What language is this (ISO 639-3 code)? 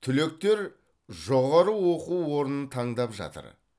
kaz